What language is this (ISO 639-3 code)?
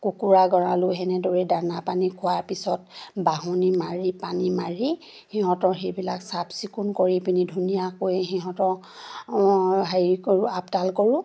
asm